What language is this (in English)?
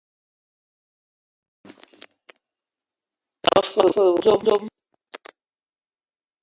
Ewondo